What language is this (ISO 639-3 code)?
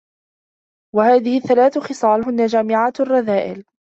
ara